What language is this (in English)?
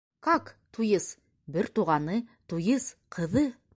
Bashkir